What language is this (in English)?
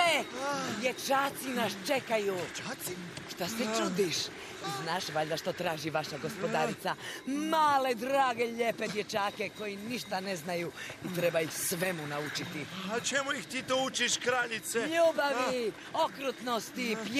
Croatian